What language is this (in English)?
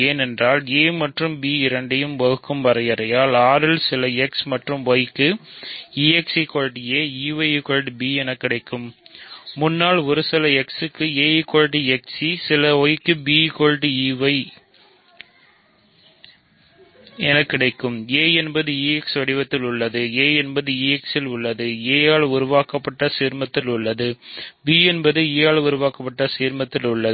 Tamil